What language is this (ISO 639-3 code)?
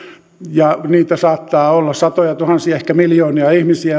fin